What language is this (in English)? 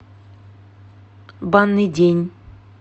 Russian